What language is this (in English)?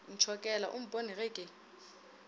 Northern Sotho